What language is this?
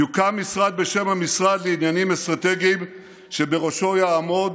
Hebrew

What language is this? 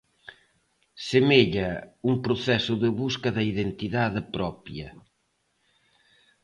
Galician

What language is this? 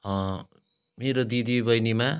Nepali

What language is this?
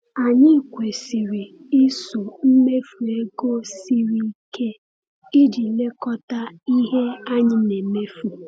Igbo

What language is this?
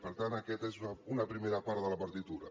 Catalan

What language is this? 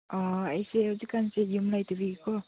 Manipuri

